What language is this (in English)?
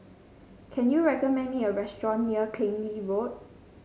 English